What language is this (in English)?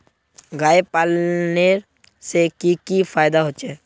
Magahi